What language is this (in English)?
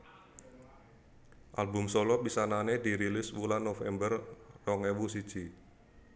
Javanese